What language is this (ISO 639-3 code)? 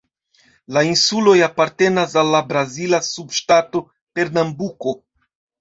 epo